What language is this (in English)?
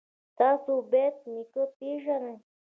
Pashto